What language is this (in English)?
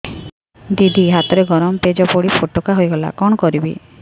Odia